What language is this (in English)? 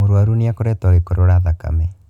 Kikuyu